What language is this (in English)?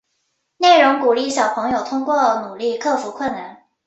Chinese